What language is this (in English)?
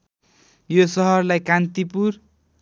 Nepali